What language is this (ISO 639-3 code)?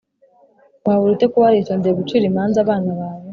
kin